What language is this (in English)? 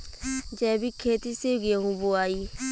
Bhojpuri